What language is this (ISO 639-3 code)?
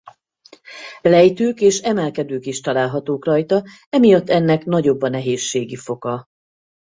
hun